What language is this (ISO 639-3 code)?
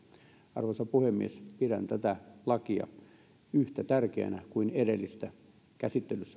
fin